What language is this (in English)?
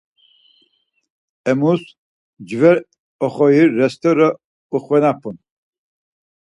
Laz